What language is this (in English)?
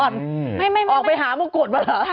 Thai